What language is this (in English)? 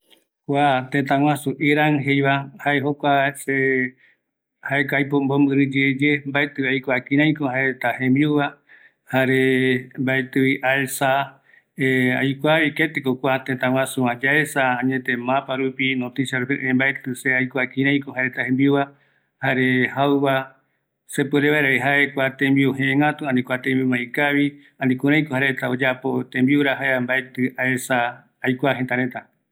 Eastern Bolivian Guaraní